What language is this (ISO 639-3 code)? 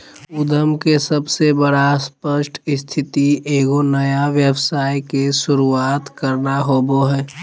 mag